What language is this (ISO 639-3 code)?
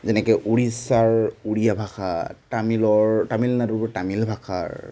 asm